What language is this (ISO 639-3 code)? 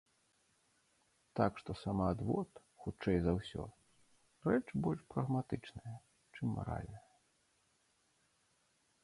bel